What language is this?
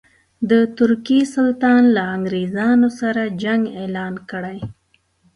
Pashto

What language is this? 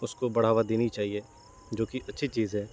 Urdu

